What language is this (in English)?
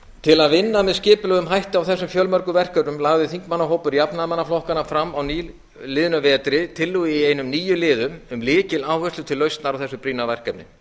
Icelandic